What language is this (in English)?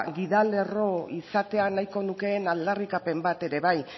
Basque